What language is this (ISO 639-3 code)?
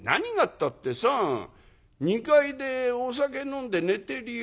jpn